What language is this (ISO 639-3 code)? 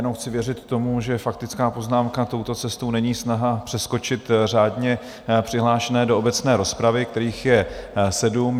ces